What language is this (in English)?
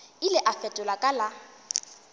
Northern Sotho